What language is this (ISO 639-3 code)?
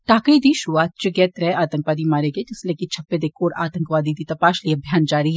doi